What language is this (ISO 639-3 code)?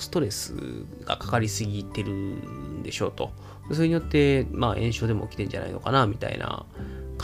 jpn